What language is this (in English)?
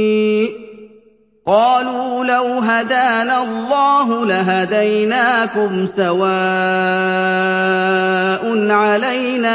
Arabic